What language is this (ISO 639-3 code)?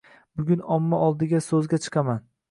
uzb